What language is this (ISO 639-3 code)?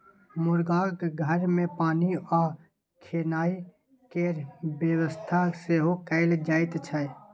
mai